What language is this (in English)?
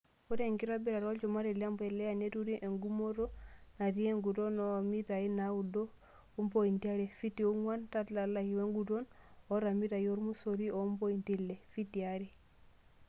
Masai